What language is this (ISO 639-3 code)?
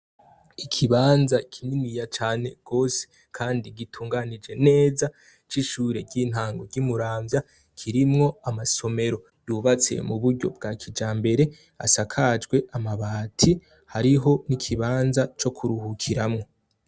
run